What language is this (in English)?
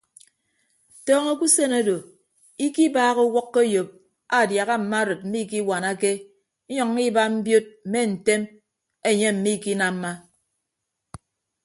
Ibibio